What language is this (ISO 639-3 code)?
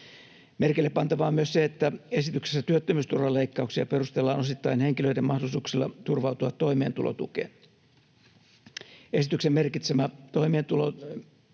fin